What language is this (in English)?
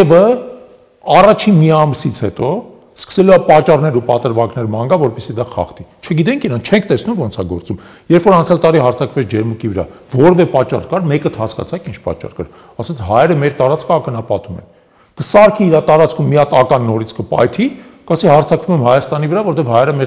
Turkish